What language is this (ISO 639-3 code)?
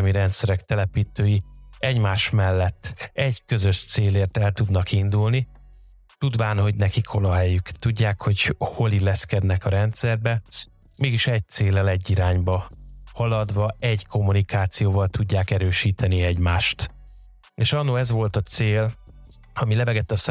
hun